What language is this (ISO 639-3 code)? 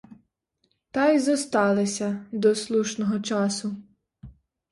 ukr